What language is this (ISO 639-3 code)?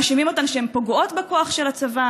heb